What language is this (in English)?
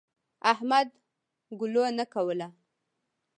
Pashto